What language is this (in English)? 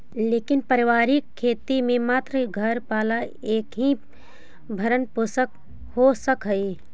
Magahi